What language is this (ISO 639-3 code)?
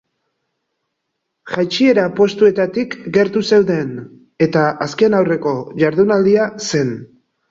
eus